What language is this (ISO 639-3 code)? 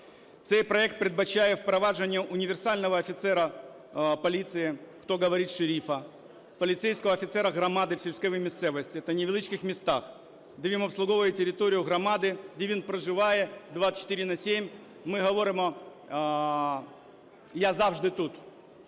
ukr